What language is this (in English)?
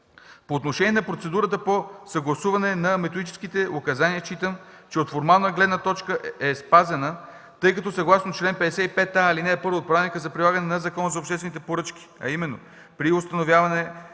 Bulgarian